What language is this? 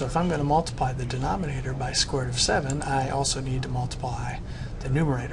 English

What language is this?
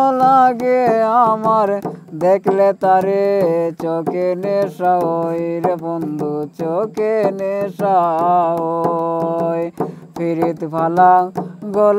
Romanian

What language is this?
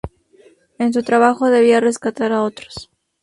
Spanish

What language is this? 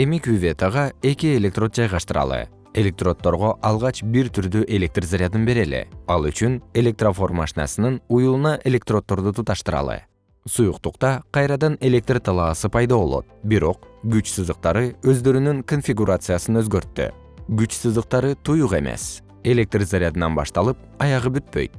Kyrgyz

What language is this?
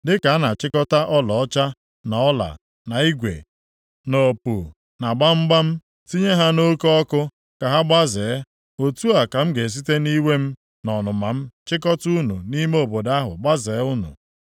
Igbo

